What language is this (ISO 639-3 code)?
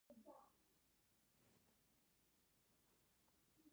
pus